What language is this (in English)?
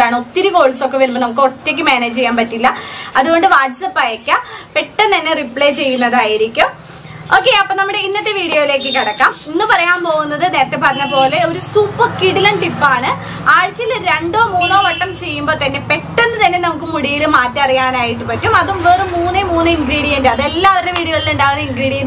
Polish